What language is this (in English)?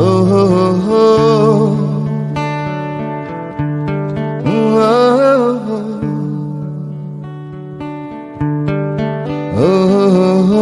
Indonesian